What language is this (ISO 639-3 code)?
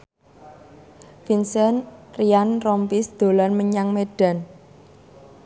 jav